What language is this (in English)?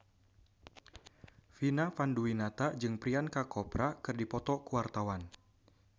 Sundanese